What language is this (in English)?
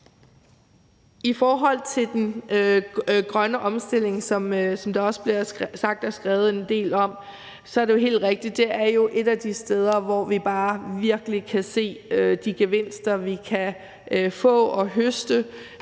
Danish